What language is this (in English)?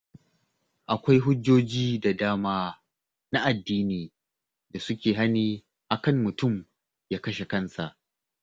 Hausa